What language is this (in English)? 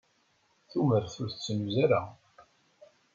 Kabyle